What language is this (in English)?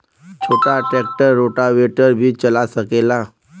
Bhojpuri